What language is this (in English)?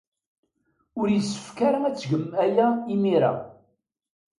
Kabyle